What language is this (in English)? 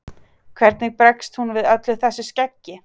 Icelandic